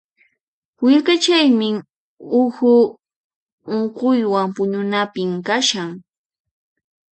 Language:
Puno Quechua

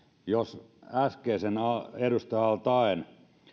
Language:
Finnish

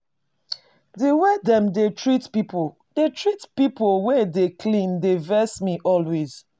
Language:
Nigerian Pidgin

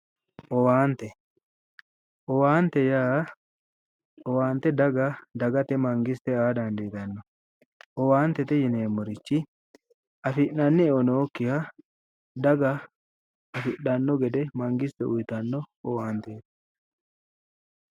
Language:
Sidamo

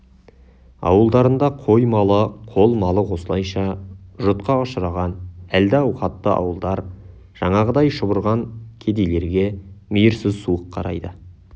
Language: Kazakh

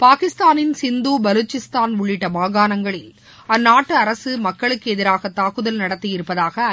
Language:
Tamil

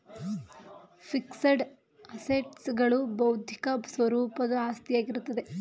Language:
Kannada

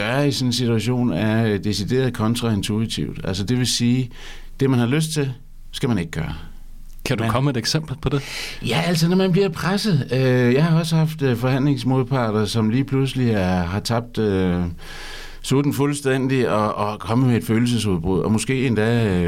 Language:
Danish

